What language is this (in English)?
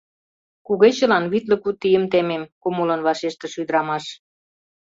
Mari